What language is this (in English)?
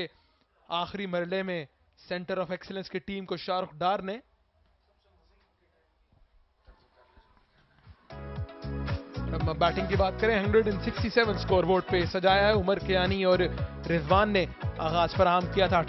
Hindi